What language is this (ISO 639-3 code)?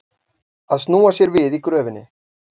isl